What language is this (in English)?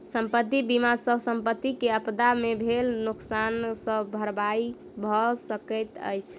Maithili